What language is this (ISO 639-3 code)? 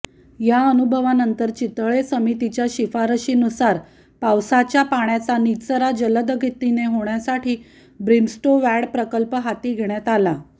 mar